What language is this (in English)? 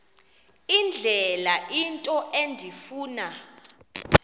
Xhosa